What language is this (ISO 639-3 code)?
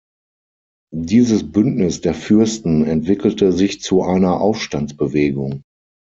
deu